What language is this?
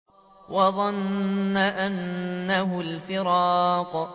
Arabic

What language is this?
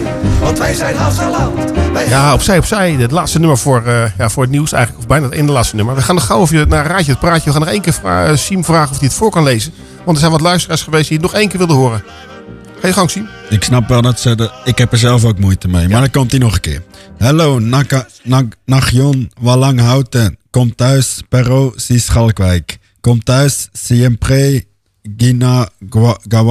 Dutch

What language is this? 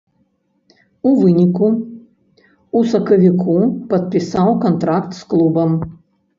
Belarusian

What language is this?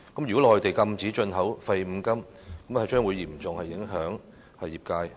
Cantonese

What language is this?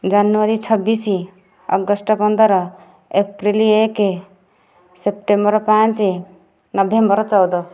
Odia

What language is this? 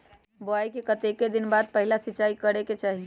Magahi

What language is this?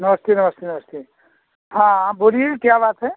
Hindi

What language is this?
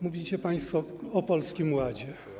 Polish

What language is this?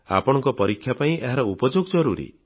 Odia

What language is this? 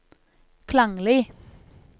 Norwegian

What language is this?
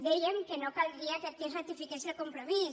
Catalan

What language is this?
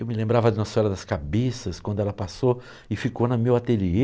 Portuguese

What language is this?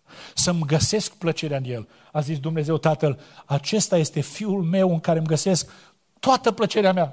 Romanian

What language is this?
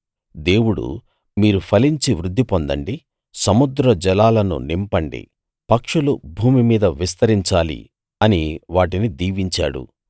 Telugu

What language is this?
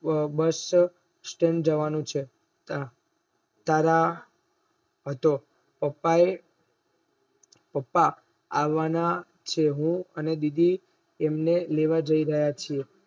Gujarati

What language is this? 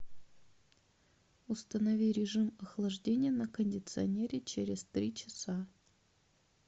Russian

